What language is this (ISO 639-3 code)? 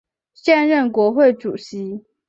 zho